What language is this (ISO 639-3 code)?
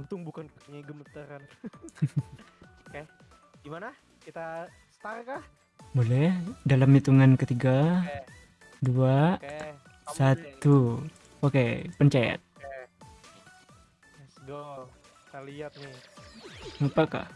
ind